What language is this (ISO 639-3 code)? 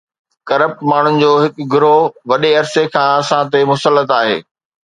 snd